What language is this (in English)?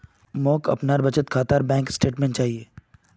Magahi